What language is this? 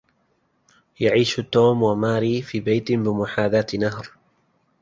Arabic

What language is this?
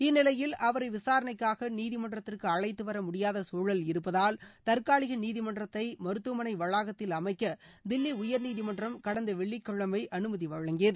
Tamil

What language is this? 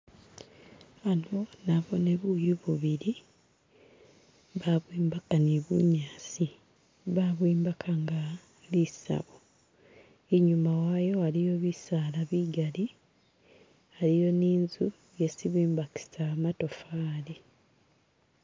Masaaba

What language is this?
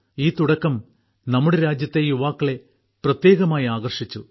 Malayalam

